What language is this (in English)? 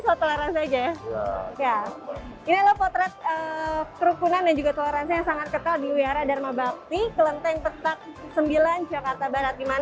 Indonesian